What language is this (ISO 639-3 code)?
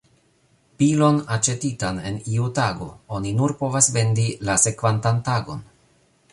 epo